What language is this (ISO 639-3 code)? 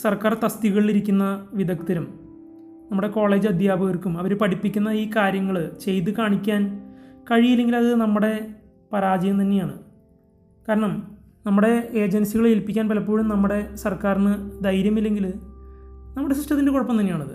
mal